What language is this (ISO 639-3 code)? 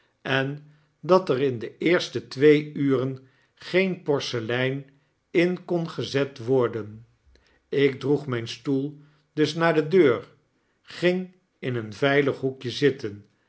nld